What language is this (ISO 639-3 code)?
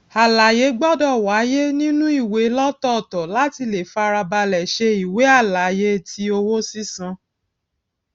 yor